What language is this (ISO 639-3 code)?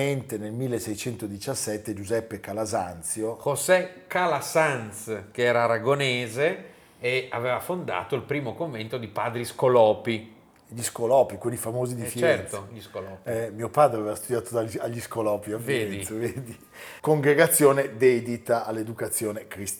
ita